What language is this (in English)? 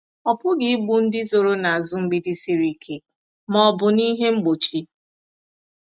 Igbo